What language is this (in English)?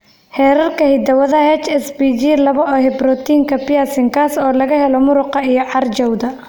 Somali